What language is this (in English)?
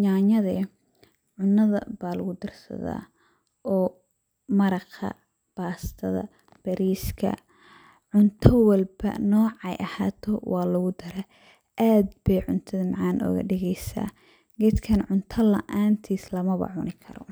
Somali